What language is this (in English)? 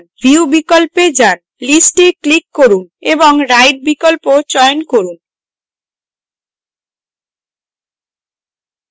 Bangla